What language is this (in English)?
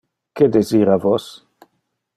Interlingua